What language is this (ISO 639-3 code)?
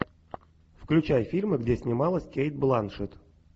rus